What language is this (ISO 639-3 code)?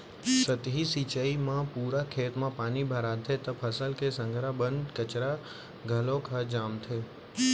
hne